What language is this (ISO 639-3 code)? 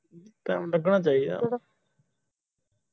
pan